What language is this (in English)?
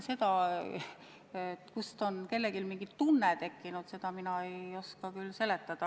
Estonian